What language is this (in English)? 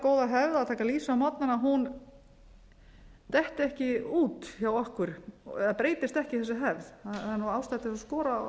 Icelandic